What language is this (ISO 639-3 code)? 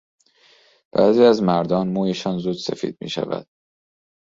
fas